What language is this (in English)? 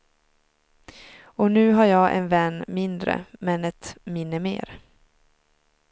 Swedish